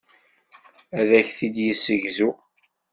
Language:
Kabyle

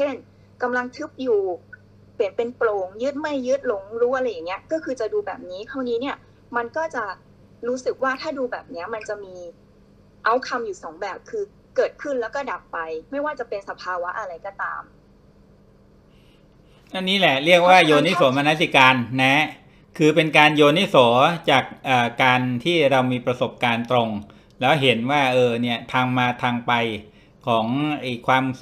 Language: Thai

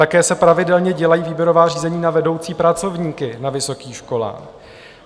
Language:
Czech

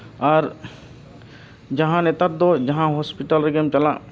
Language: Santali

